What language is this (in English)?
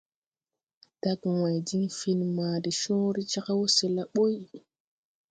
Tupuri